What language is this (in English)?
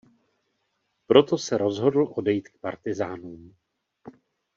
Czech